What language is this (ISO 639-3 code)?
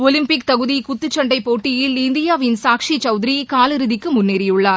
tam